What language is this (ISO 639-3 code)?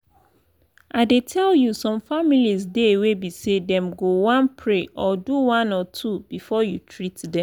pcm